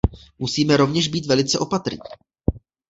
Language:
Czech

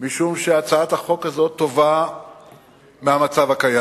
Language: Hebrew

